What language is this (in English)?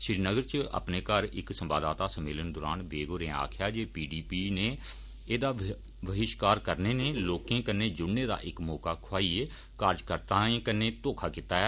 Dogri